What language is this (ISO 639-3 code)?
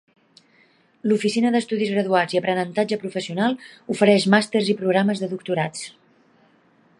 cat